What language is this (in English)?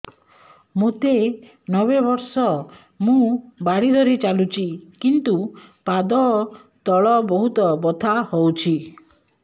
Odia